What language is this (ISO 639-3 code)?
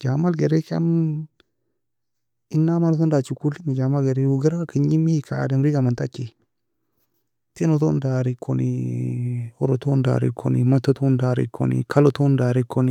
fia